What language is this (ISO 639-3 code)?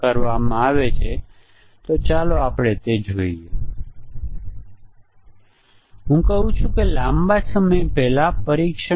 guj